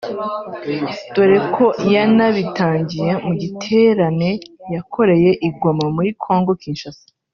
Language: Kinyarwanda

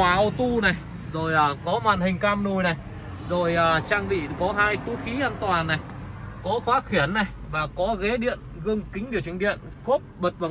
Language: Vietnamese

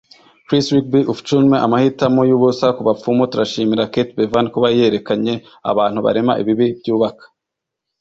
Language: Kinyarwanda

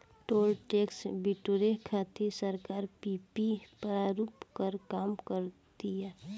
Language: Bhojpuri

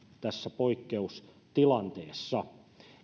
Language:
Finnish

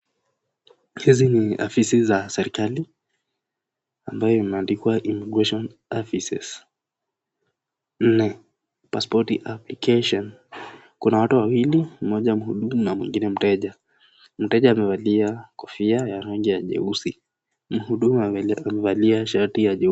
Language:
Swahili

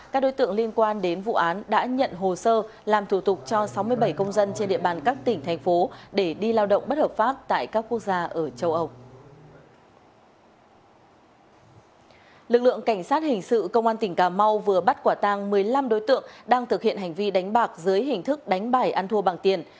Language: Vietnamese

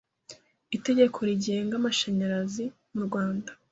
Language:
Kinyarwanda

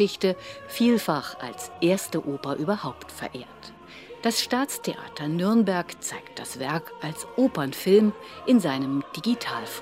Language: German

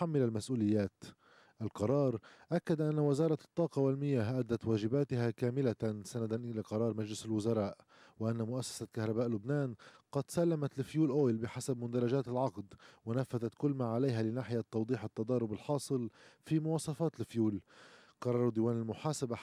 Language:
Arabic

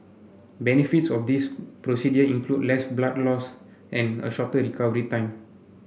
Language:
English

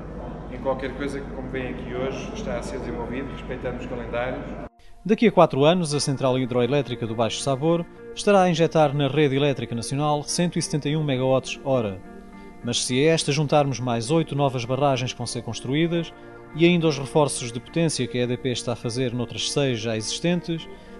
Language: Portuguese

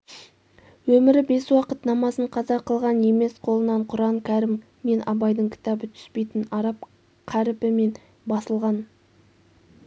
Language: Kazakh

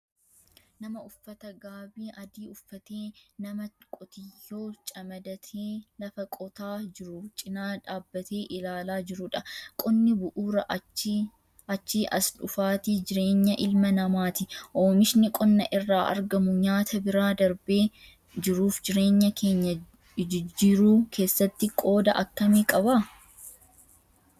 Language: Oromo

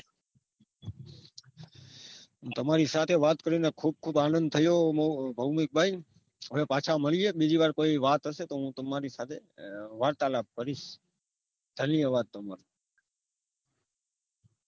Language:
Gujarati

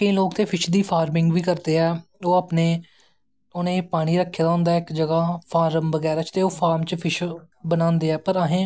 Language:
Dogri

